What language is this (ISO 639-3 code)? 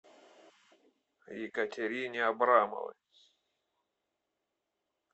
rus